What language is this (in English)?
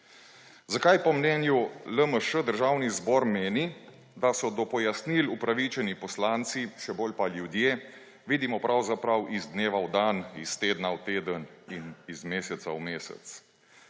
Slovenian